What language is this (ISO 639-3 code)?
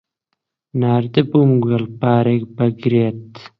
ckb